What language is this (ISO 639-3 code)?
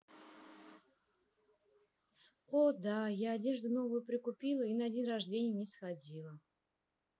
rus